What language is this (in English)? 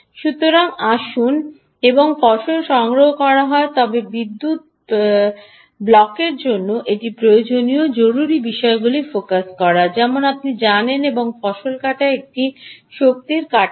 Bangla